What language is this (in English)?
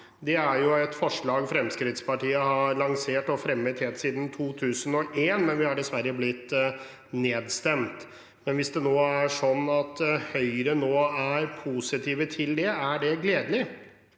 Norwegian